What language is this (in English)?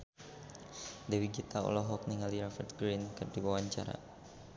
Sundanese